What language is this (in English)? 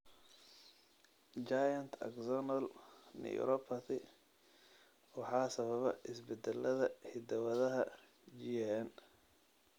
Somali